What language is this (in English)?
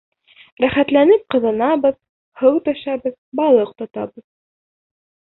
Bashkir